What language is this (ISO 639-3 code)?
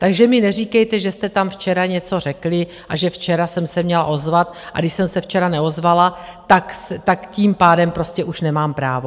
ces